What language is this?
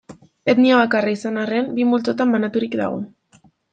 Basque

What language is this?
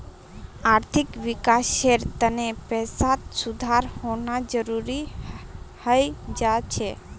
Magahi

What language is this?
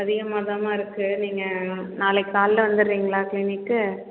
Tamil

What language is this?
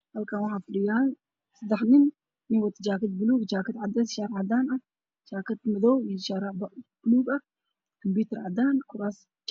Somali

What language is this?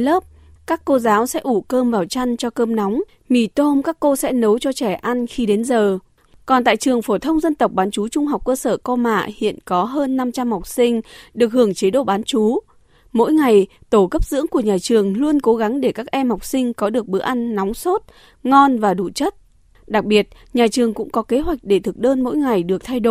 Vietnamese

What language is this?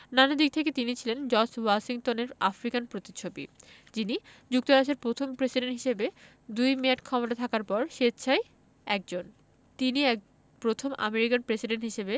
Bangla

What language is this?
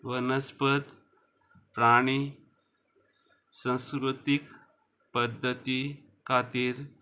Konkani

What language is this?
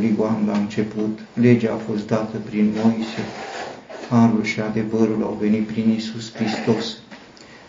Romanian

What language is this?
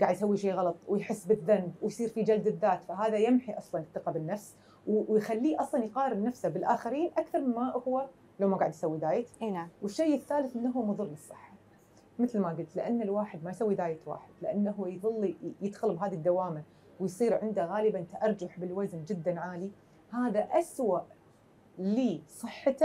Arabic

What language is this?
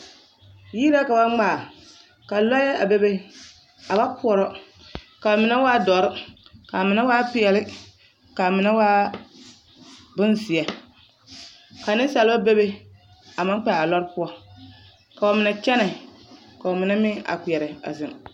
Southern Dagaare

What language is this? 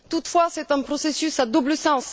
French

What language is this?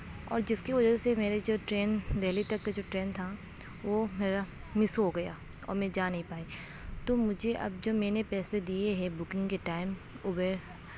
Urdu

